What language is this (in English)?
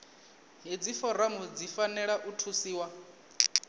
Venda